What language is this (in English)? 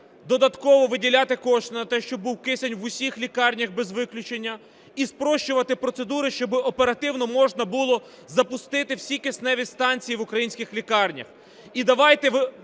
Ukrainian